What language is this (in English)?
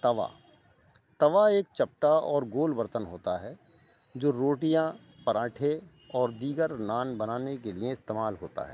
Urdu